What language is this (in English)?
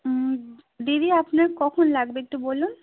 Bangla